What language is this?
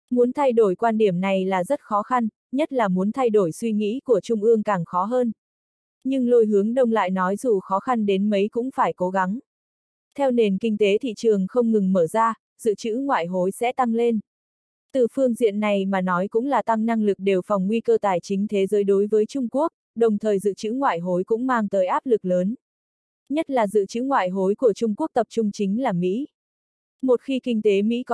Vietnamese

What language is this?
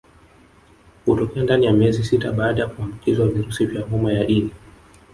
Swahili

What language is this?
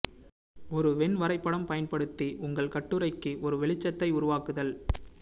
Tamil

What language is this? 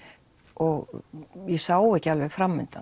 Icelandic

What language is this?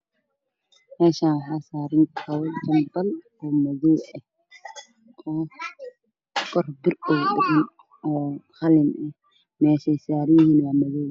Somali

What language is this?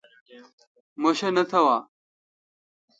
Kalkoti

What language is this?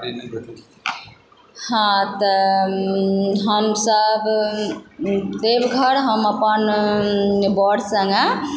Maithili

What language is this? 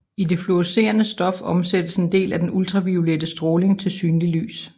Danish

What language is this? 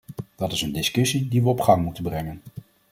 Dutch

